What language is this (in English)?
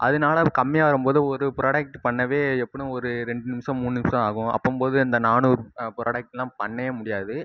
Tamil